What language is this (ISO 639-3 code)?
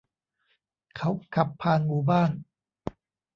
tha